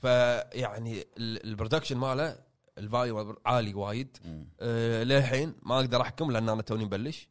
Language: Arabic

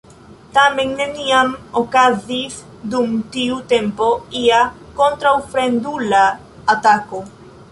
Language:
Esperanto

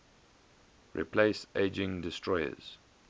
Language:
English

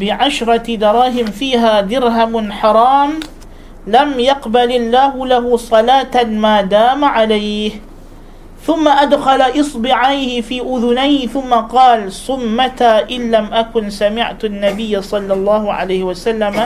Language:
Malay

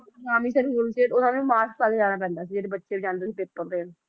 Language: Punjabi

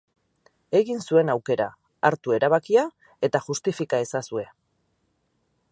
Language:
Basque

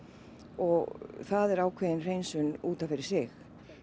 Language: Icelandic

